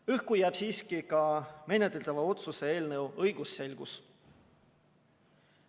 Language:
Estonian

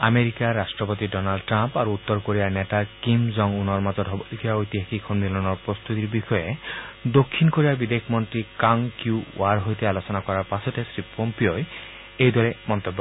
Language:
Assamese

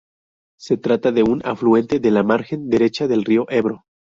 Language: Spanish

